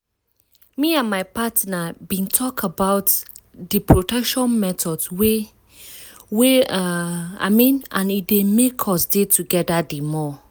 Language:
Nigerian Pidgin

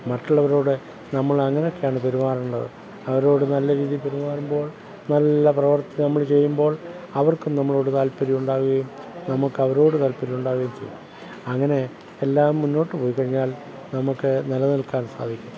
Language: Malayalam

